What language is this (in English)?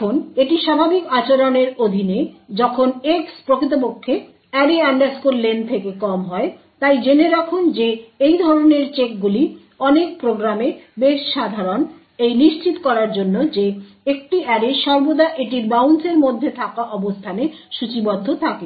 Bangla